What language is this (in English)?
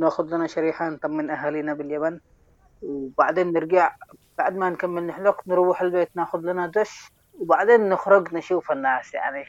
Arabic